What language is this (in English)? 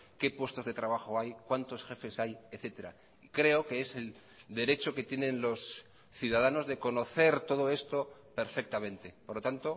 Spanish